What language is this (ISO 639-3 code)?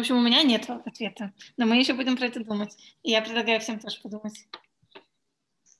rus